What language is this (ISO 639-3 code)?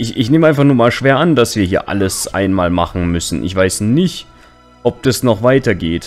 deu